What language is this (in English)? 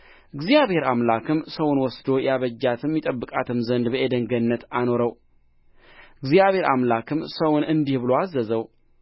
Amharic